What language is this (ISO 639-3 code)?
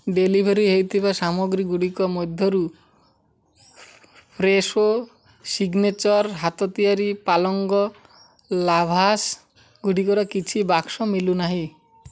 ori